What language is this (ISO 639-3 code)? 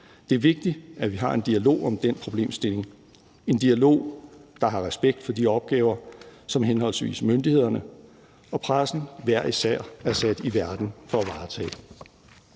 dan